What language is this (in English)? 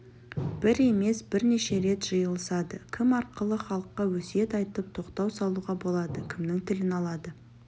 Kazakh